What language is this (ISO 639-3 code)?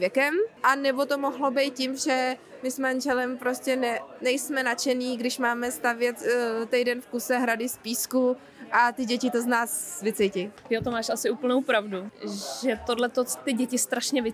ces